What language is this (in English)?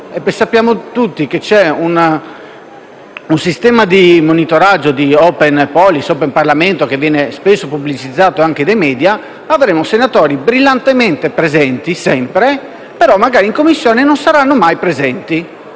Italian